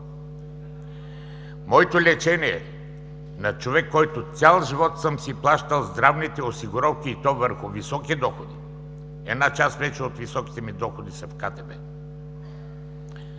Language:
Bulgarian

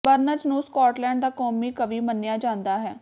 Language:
Punjabi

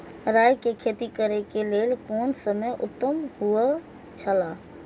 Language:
Maithili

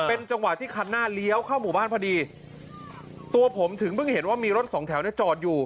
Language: Thai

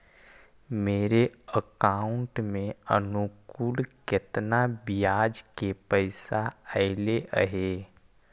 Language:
Magahi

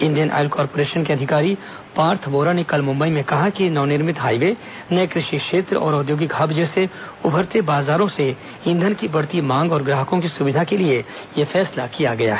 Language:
Hindi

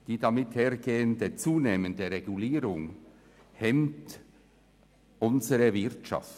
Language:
Swiss German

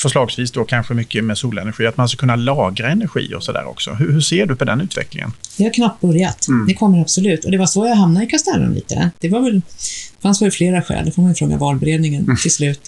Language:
Swedish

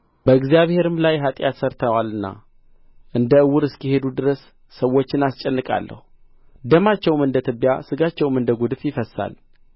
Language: Amharic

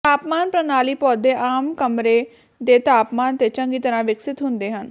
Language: Punjabi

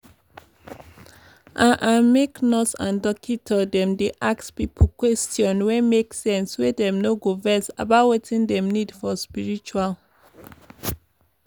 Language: Nigerian Pidgin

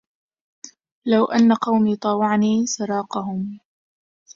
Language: Arabic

